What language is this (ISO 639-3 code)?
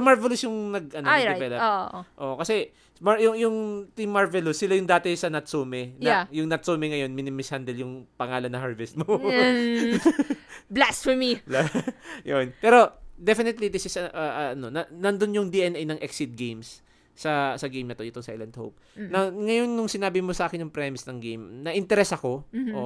fil